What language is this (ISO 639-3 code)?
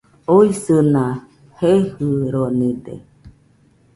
hux